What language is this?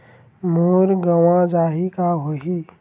Chhattisgarhi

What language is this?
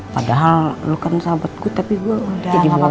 Indonesian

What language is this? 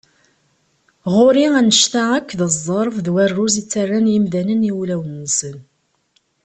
Kabyle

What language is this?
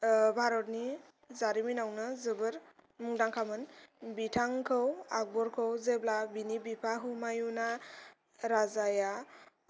Bodo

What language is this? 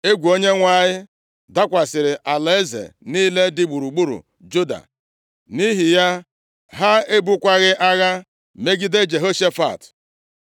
Igbo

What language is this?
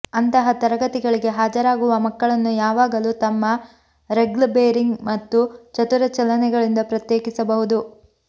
Kannada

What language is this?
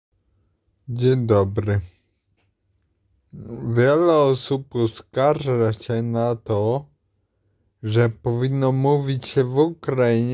Polish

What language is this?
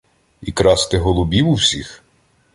Ukrainian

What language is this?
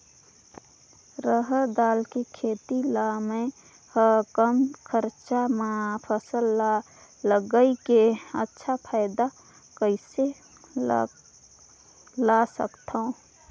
Chhattisgarhi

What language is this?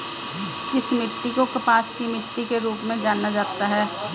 Hindi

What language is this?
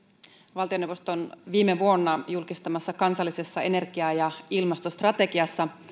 Finnish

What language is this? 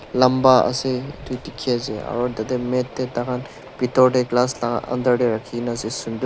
Naga Pidgin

